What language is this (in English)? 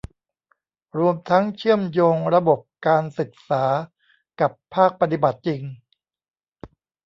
Thai